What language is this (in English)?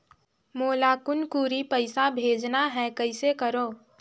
Chhattisgarhi